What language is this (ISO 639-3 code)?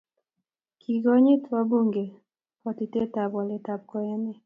kln